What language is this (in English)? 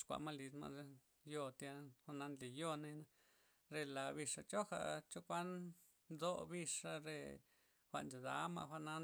Loxicha Zapotec